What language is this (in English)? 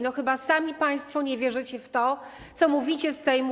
Polish